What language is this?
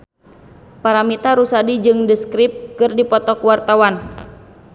Sundanese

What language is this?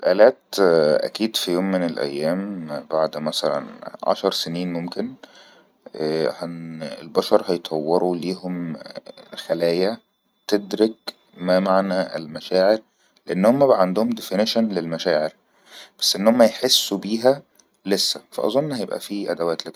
Egyptian Arabic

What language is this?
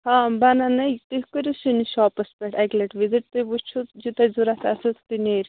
Kashmiri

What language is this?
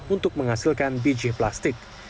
Indonesian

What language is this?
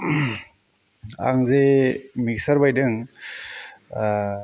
Bodo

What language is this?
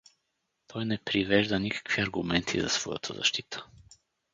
Bulgarian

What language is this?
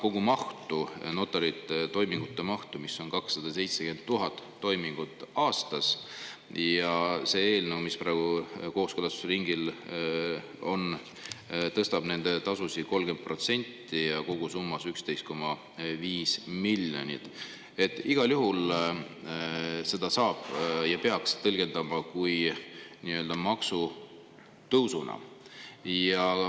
Estonian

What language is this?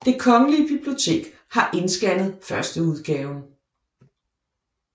Danish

